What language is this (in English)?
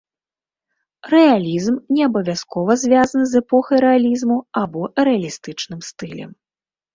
Belarusian